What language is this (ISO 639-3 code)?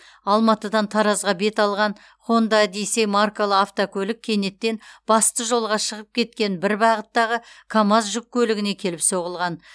kaz